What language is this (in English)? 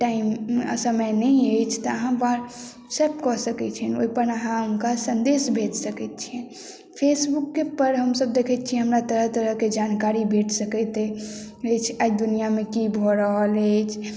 Maithili